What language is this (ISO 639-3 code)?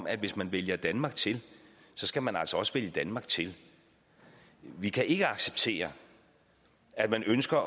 dan